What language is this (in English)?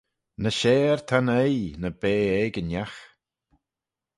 Manx